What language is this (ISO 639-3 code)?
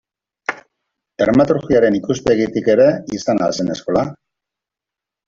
eus